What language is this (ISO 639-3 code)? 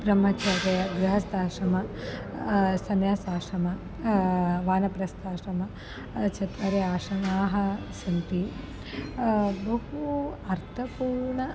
san